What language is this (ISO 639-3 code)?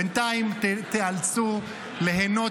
heb